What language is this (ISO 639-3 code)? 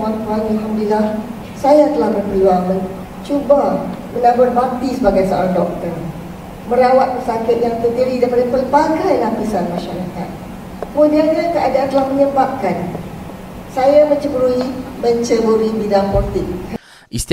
msa